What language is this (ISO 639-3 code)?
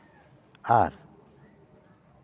sat